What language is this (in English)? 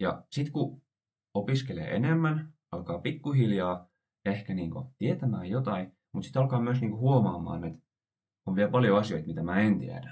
Finnish